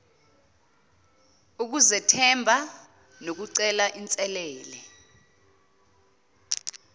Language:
Zulu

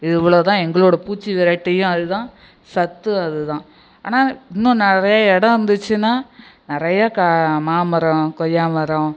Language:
Tamil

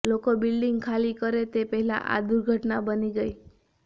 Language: Gujarati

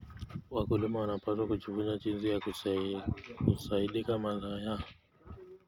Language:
Kalenjin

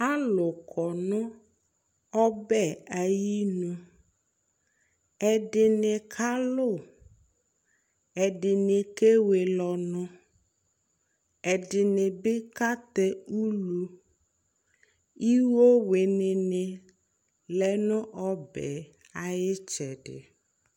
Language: Ikposo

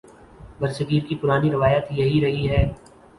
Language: Urdu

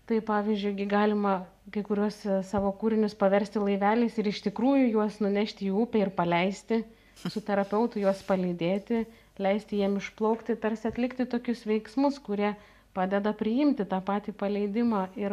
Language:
Lithuanian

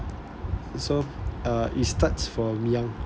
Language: English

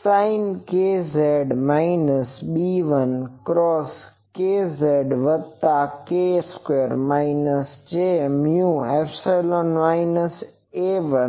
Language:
Gujarati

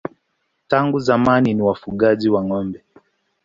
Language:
Swahili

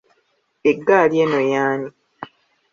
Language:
Ganda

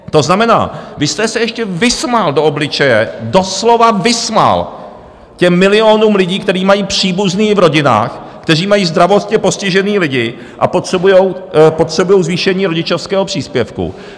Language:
Czech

